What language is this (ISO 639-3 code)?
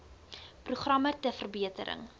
afr